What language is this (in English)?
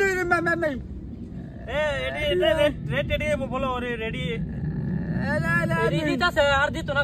Arabic